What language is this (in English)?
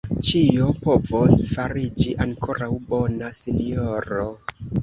Esperanto